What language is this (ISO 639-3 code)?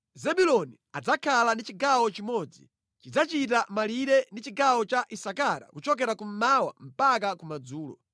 nya